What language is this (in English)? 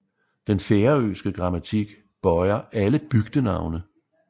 Danish